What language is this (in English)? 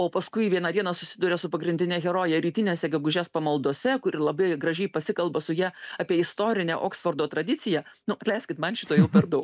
Lithuanian